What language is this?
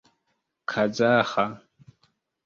Esperanto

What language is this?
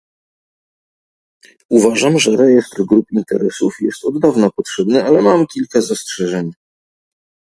Polish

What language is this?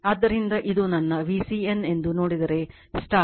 Kannada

